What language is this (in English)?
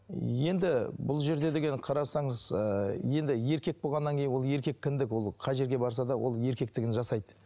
Kazakh